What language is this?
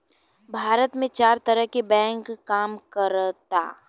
Bhojpuri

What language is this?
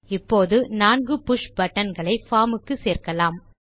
Tamil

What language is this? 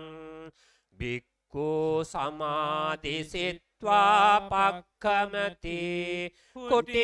Thai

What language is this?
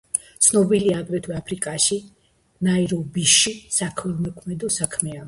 Georgian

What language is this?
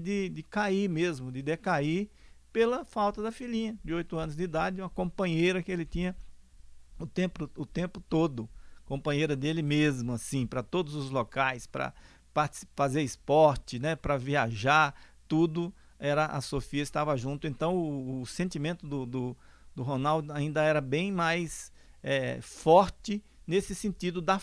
Portuguese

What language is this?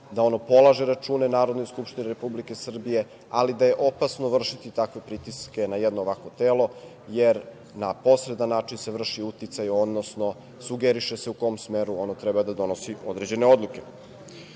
Serbian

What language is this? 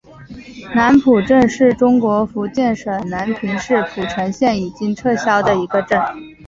Chinese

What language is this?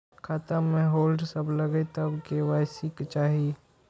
Maithili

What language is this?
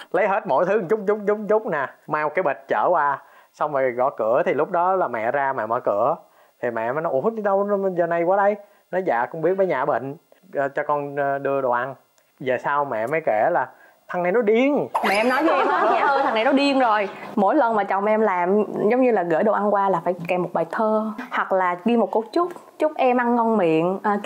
Vietnamese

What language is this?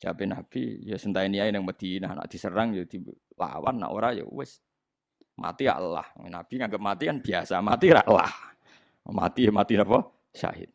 Indonesian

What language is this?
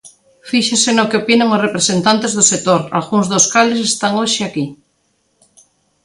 Galician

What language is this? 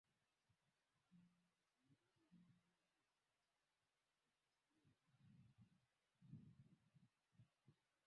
Swahili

